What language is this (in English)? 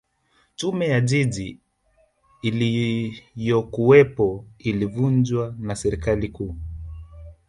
Swahili